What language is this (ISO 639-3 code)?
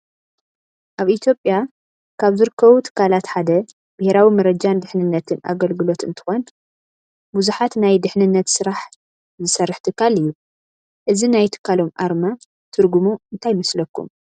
tir